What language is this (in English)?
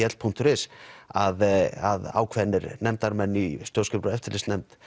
Icelandic